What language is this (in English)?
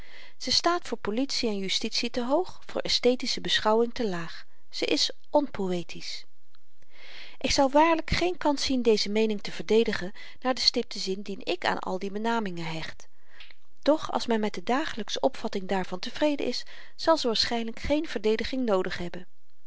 Dutch